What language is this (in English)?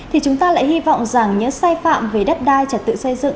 Vietnamese